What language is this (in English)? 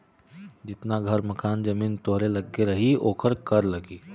Bhojpuri